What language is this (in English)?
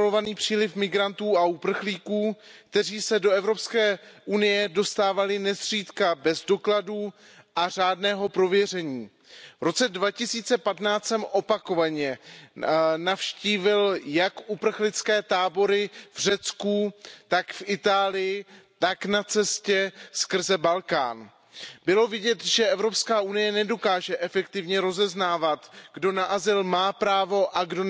Czech